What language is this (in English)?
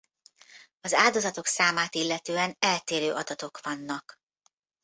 Hungarian